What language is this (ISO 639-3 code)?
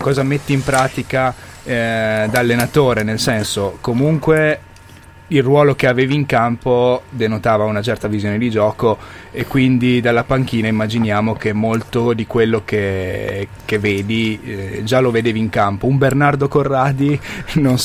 ita